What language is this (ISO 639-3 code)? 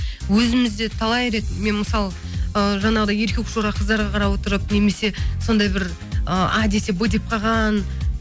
kaz